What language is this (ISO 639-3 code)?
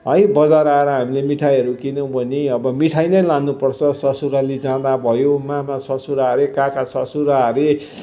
nep